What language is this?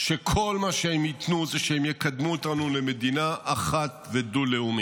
Hebrew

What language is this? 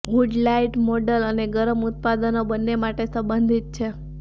Gujarati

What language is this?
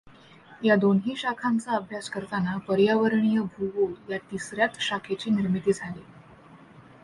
Marathi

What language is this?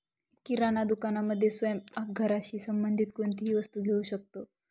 Marathi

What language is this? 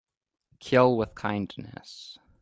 English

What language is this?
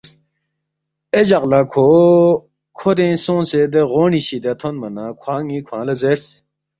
Balti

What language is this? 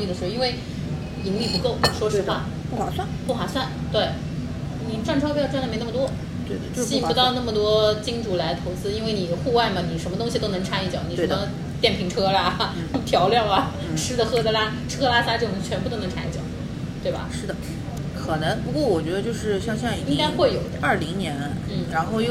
Chinese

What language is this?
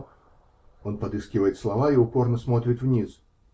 Russian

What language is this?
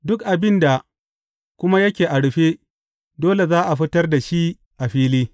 Hausa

